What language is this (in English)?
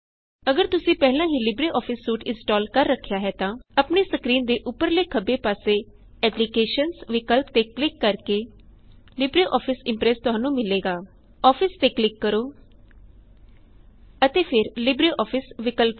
Punjabi